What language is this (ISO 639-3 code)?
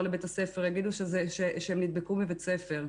heb